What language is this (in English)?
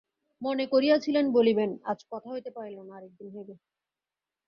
Bangla